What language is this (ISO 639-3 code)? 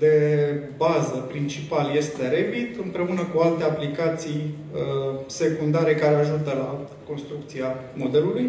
ron